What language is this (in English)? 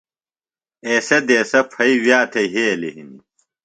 Phalura